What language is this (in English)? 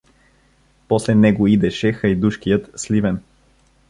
Bulgarian